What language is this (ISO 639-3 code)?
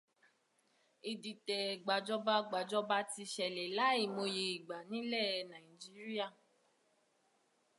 yor